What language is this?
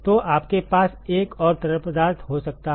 Hindi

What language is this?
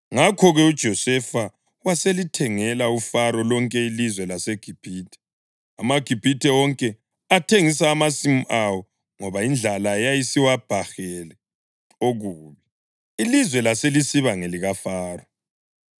North Ndebele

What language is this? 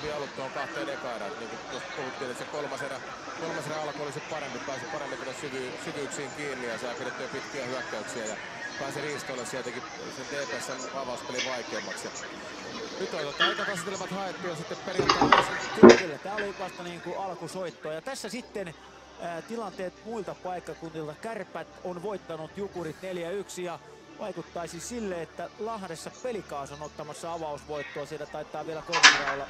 Finnish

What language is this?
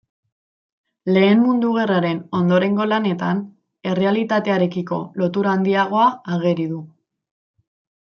Basque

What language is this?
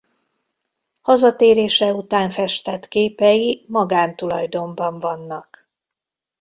Hungarian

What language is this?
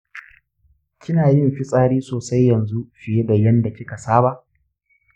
Hausa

